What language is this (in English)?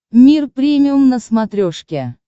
Russian